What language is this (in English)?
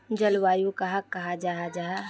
Magahi